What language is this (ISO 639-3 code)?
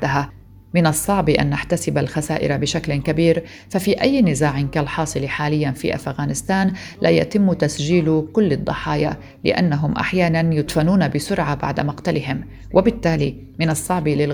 ara